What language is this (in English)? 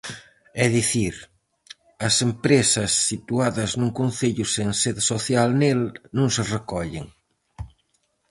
Galician